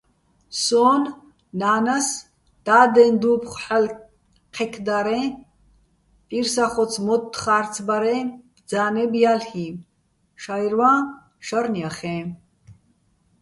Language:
Bats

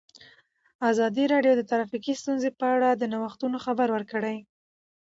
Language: Pashto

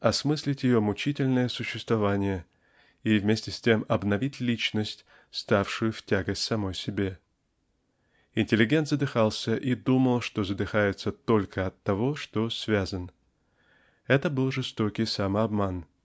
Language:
Russian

